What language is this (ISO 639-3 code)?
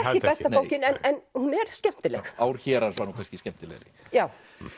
isl